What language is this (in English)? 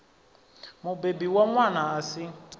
Venda